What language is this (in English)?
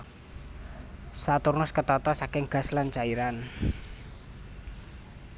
Javanese